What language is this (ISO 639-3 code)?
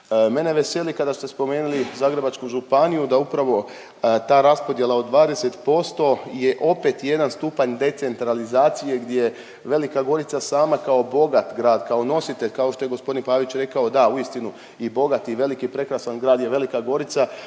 hrv